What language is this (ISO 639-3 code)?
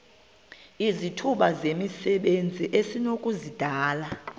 xho